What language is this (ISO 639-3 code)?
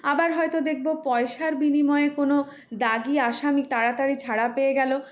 ben